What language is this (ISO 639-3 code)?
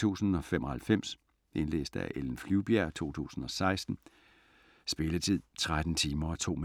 dan